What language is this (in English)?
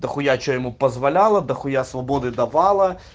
Russian